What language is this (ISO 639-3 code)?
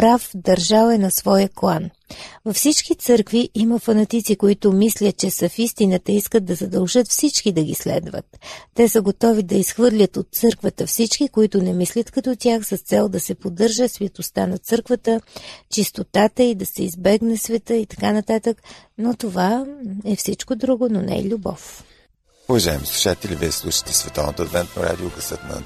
bul